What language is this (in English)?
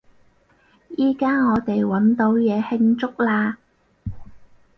Cantonese